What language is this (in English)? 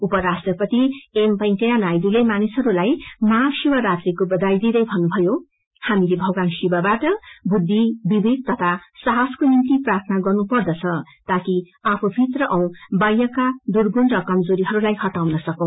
Nepali